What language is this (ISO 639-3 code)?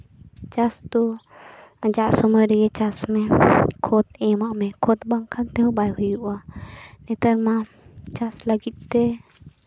sat